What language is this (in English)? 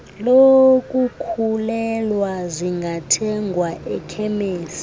Xhosa